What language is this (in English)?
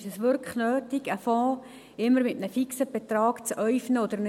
Swiss German